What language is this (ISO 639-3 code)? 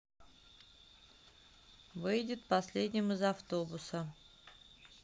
rus